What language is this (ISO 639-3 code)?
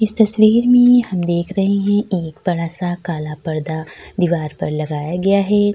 hin